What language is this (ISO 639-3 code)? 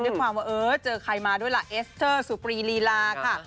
tha